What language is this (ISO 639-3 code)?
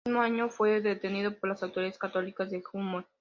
spa